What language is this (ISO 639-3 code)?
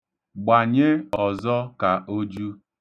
ibo